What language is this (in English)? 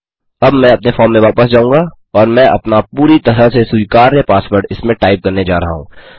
Hindi